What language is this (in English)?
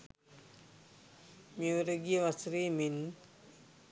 Sinhala